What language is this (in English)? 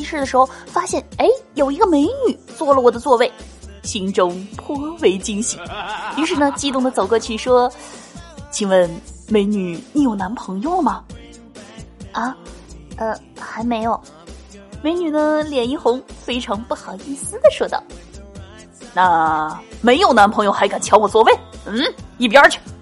Chinese